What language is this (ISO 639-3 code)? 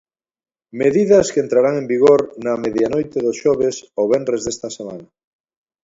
glg